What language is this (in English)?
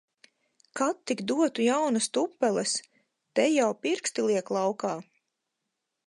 Latvian